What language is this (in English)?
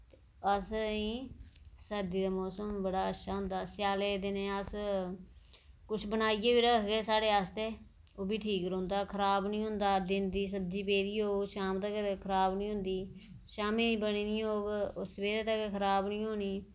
Dogri